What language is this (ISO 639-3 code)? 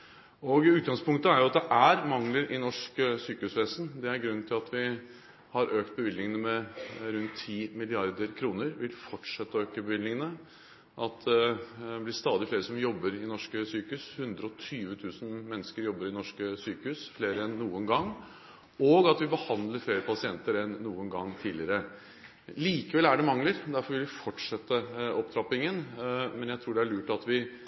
nob